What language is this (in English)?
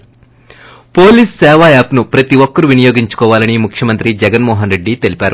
Telugu